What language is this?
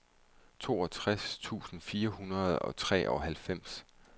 Danish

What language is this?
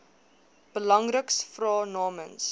Afrikaans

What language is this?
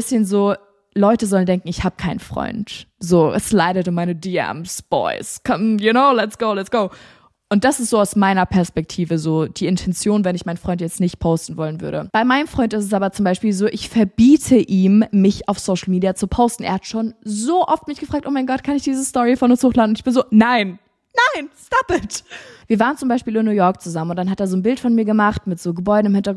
German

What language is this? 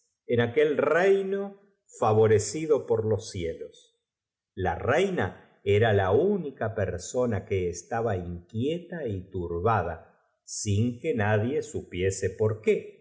Spanish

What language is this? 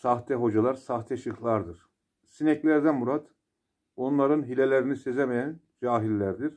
Turkish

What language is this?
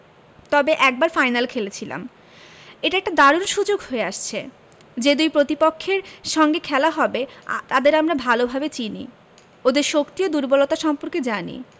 Bangla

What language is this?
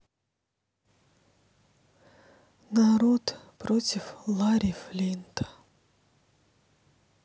Russian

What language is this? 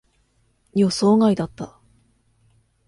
Japanese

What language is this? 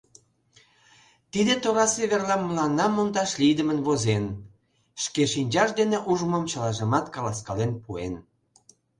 Mari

